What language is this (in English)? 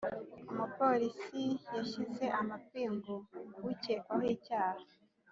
Kinyarwanda